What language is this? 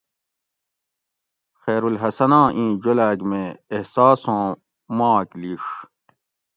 Gawri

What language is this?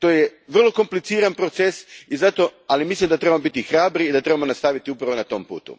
Croatian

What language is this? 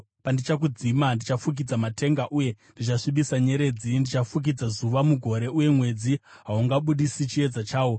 Shona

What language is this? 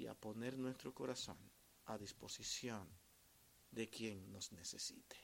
Spanish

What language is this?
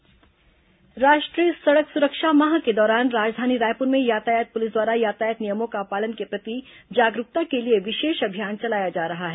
Hindi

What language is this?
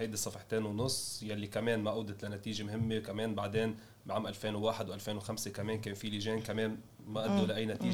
Arabic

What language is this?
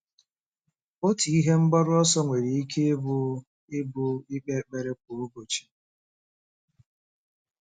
Igbo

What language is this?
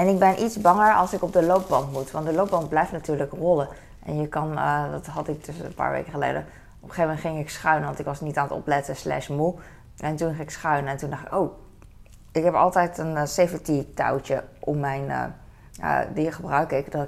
Dutch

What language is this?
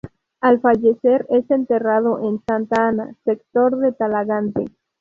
Spanish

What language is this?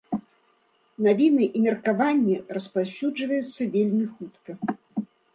Belarusian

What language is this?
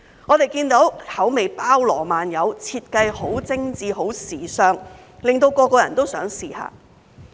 Cantonese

